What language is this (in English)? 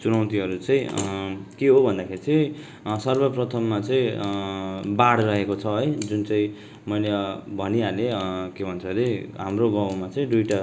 Nepali